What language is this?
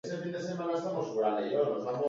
Basque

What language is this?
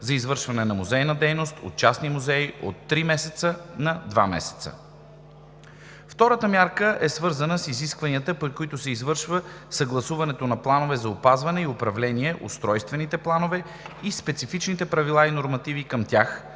Bulgarian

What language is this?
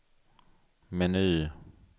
Swedish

